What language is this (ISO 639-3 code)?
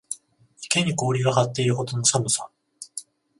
jpn